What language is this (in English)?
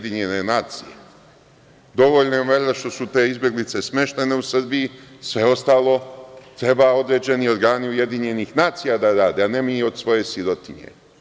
Serbian